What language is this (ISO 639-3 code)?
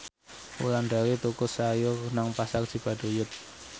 jav